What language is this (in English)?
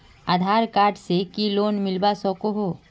Magahi